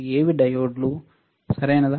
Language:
Telugu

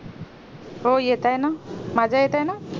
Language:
Marathi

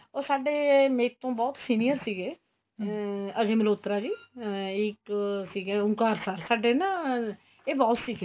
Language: Punjabi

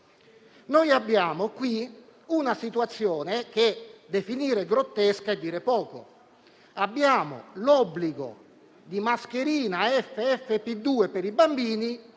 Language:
Italian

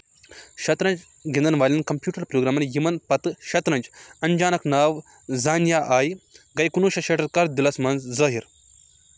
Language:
Kashmiri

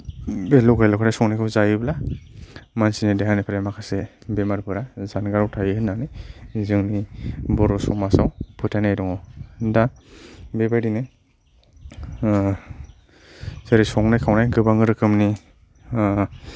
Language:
Bodo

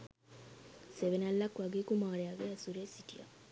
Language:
Sinhala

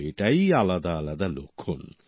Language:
Bangla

